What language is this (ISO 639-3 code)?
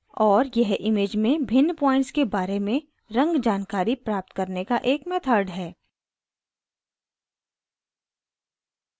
hin